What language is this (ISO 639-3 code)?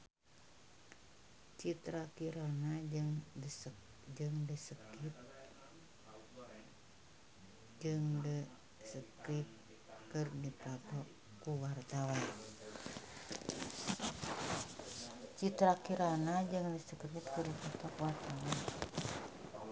sun